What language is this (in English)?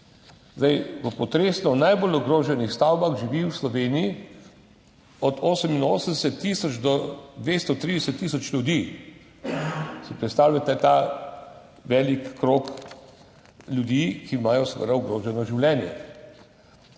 Slovenian